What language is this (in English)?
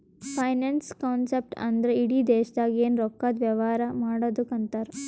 Kannada